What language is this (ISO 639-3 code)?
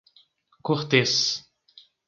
por